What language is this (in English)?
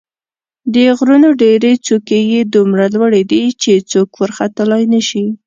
Pashto